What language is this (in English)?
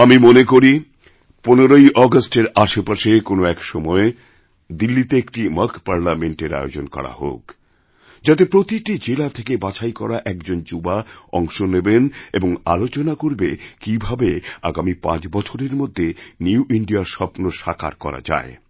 Bangla